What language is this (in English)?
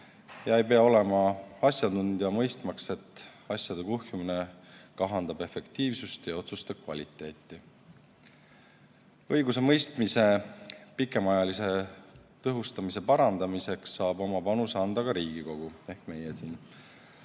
Estonian